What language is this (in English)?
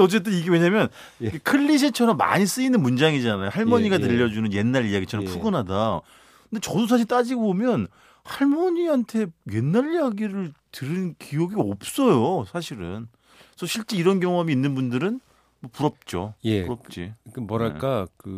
Korean